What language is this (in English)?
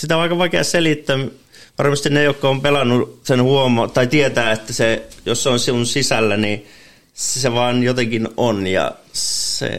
Finnish